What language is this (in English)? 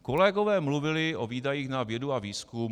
Czech